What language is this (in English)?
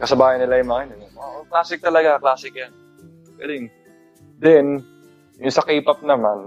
Filipino